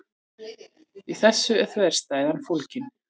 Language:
Icelandic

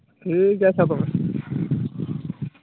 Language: Santali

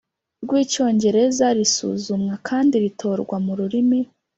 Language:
Kinyarwanda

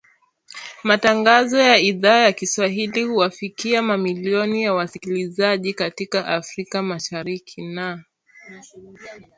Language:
Swahili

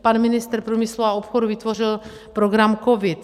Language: Czech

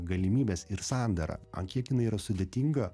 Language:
Lithuanian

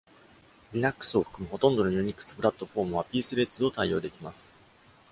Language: Japanese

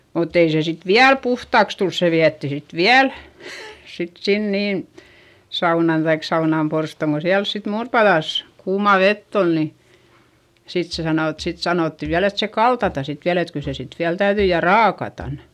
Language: Finnish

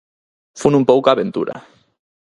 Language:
Galician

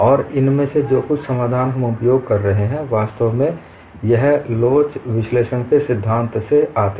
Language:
Hindi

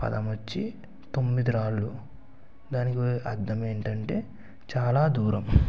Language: Telugu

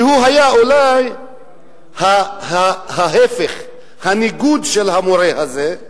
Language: Hebrew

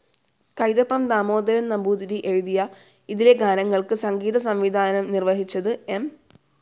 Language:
Malayalam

